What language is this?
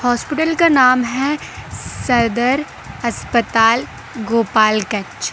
Hindi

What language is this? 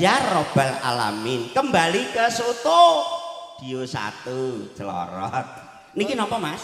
Indonesian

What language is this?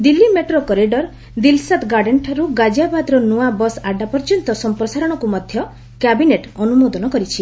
Odia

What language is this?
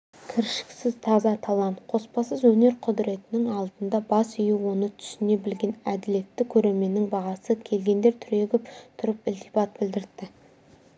Kazakh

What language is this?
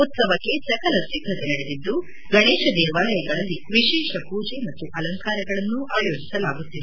Kannada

